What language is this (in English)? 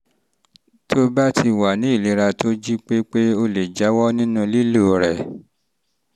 Yoruba